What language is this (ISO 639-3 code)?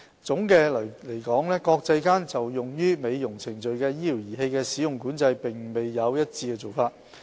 yue